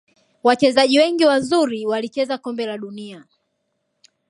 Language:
Swahili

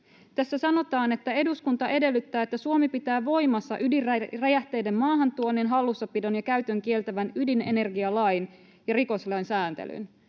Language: Finnish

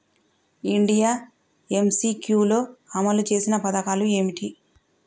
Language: Telugu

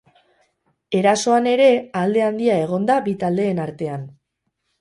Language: Basque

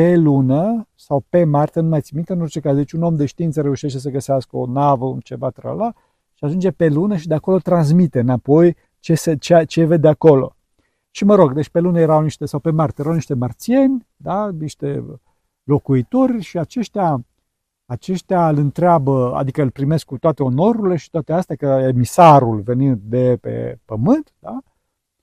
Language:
Romanian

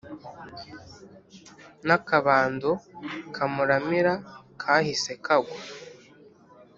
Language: Kinyarwanda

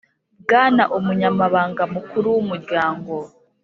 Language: Kinyarwanda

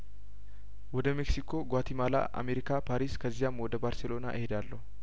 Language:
Amharic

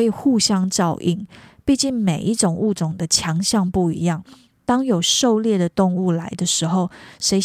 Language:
Chinese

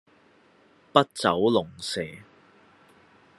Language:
Cantonese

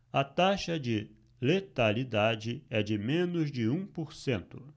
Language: Portuguese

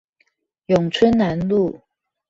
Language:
Chinese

